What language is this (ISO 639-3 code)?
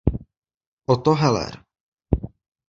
ces